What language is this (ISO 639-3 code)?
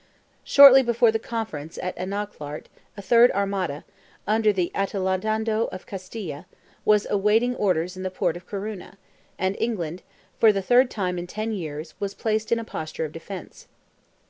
eng